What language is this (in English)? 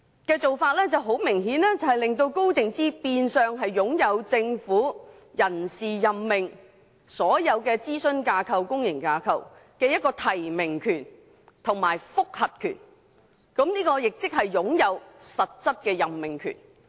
Cantonese